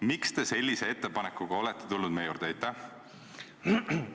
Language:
Estonian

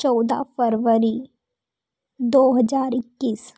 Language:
Hindi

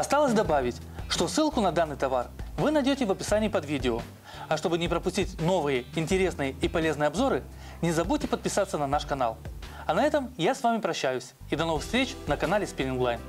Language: Russian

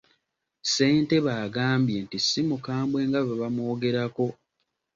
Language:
Ganda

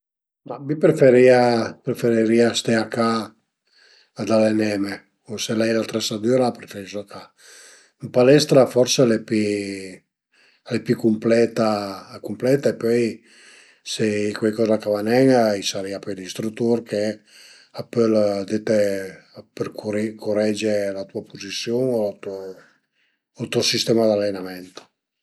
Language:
Piedmontese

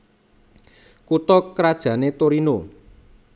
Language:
Javanese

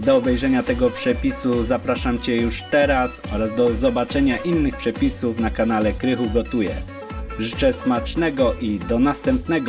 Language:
Polish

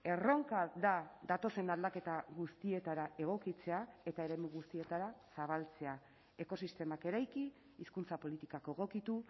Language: Basque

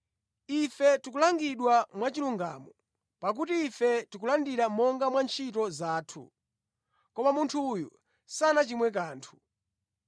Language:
Nyanja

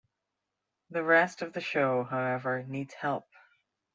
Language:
English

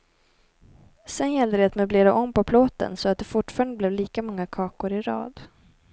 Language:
Swedish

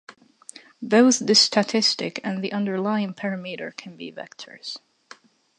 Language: English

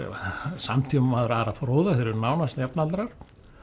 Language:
Icelandic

